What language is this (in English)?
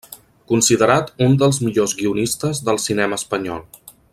Catalan